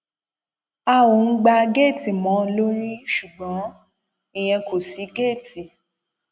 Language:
Yoruba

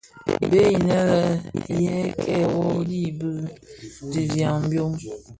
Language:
Bafia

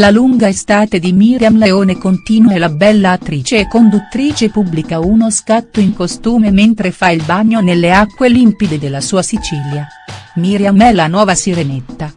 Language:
Italian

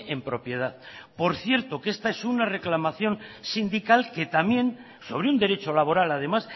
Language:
Spanish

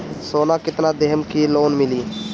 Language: Bhojpuri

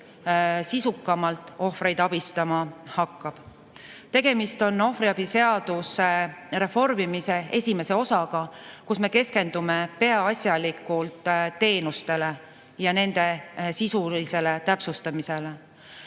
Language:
Estonian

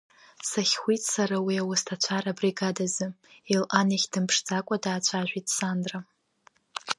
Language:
Abkhazian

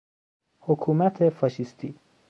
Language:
Persian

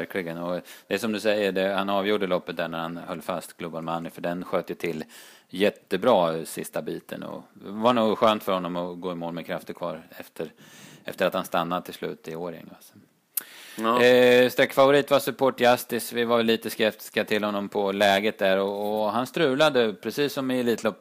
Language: Swedish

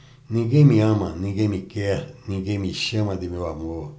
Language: Portuguese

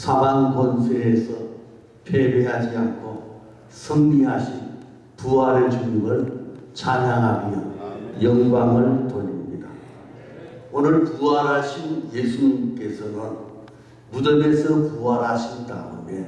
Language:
Korean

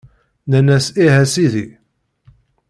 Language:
Kabyle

